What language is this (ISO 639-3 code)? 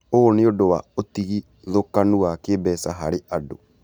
kik